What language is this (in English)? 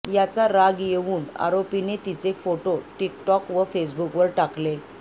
Marathi